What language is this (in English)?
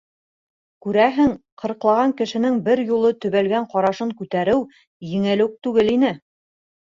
Bashkir